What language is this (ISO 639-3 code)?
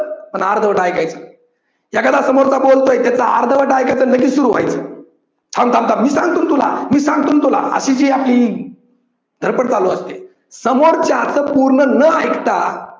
mar